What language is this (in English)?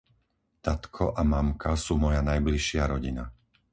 Slovak